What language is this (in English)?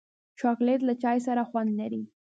Pashto